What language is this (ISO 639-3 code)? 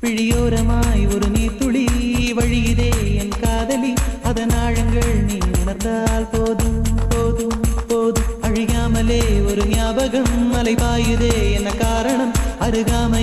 ind